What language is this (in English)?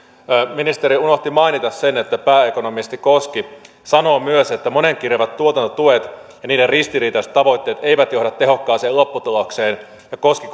Finnish